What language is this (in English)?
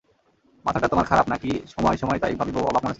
Bangla